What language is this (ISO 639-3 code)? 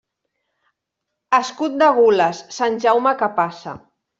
cat